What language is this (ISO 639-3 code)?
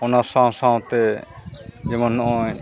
sat